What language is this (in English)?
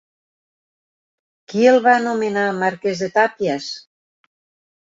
Catalan